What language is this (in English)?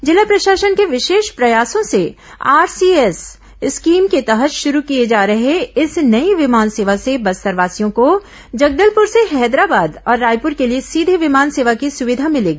Hindi